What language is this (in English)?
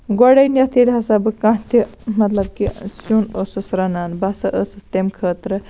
Kashmiri